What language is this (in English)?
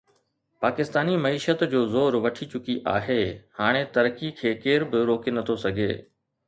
Sindhi